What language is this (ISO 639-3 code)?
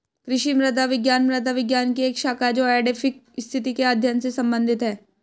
hin